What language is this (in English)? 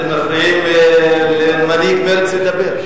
Hebrew